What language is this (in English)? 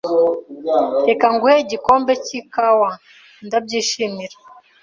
Kinyarwanda